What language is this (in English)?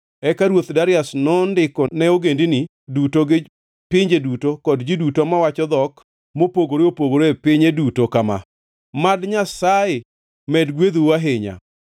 Luo (Kenya and Tanzania)